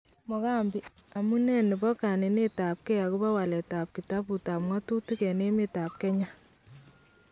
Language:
Kalenjin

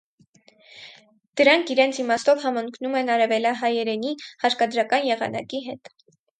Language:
Armenian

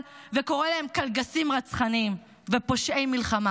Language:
Hebrew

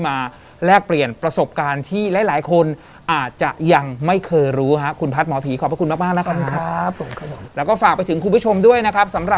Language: Thai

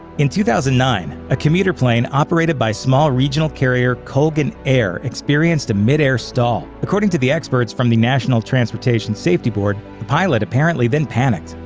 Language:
English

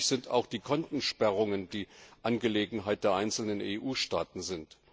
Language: German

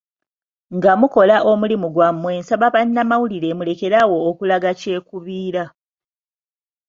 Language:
Ganda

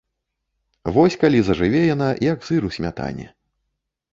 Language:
Belarusian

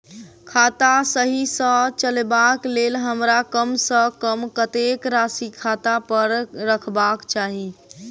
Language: Maithili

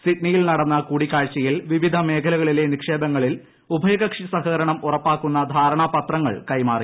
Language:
Malayalam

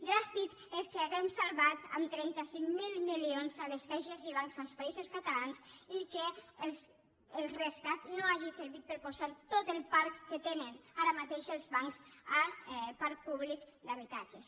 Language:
Catalan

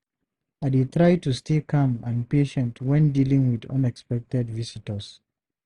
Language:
Nigerian Pidgin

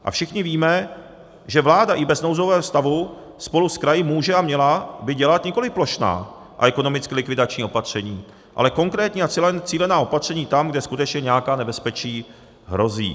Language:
Czech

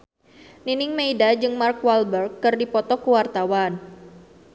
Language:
Sundanese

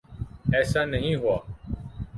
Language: Urdu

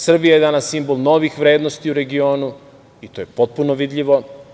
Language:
Serbian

